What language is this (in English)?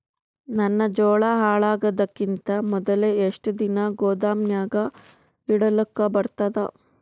Kannada